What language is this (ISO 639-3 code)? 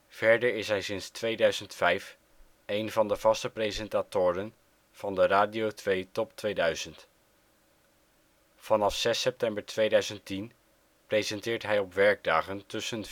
nld